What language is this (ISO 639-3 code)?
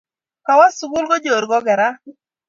kln